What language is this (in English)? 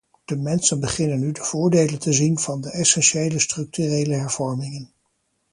Dutch